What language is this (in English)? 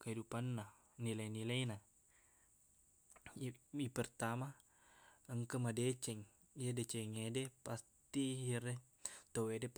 Buginese